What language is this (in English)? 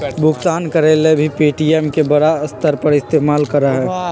Magahi